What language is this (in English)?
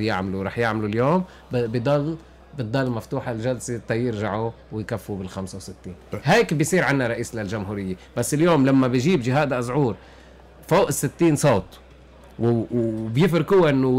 Arabic